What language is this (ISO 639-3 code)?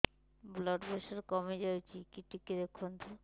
ori